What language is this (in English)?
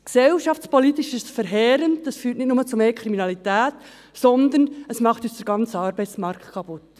Swiss German